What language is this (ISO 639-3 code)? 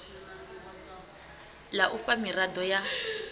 ven